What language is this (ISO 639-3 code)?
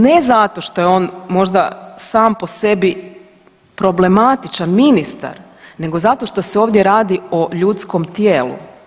hrv